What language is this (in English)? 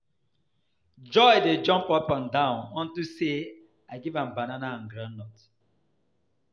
Nigerian Pidgin